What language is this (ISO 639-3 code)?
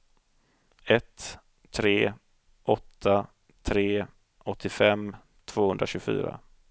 swe